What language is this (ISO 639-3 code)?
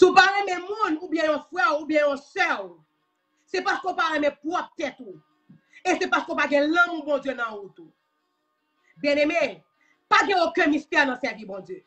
fra